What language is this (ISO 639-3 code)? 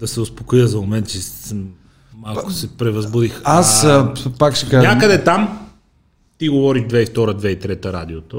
bul